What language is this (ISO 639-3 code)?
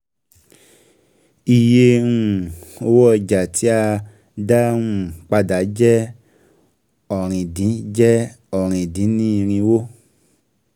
yor